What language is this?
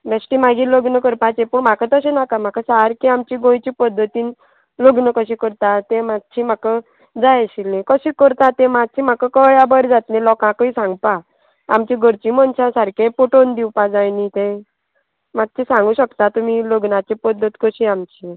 Konkani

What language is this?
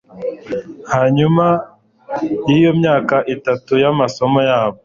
Kinyarwanda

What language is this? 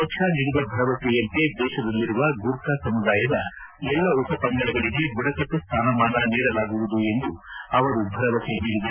Kannada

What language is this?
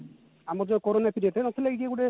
Odia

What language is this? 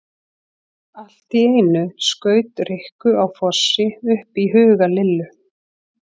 Icelandic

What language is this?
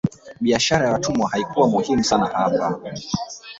Swahili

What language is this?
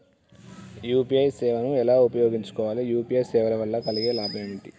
Telugu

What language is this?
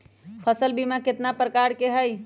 Magahi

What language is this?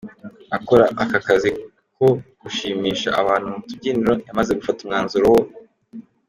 Kinyarwanda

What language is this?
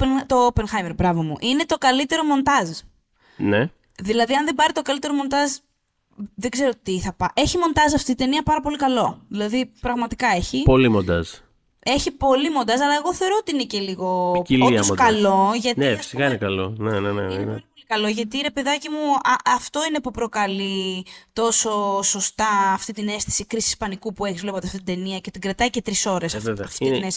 Greek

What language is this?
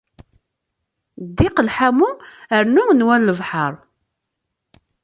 Kabyle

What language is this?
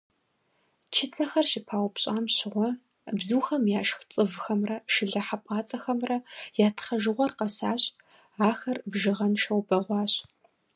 Kabardian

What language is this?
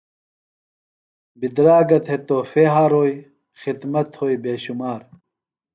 Phalura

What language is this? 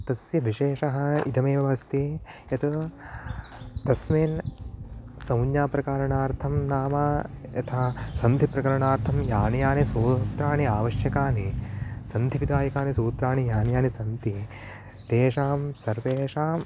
Sanskrit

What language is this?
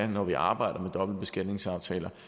Danish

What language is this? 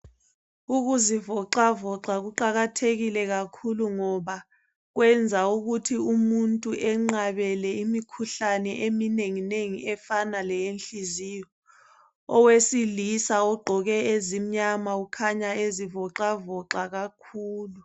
North Ndebele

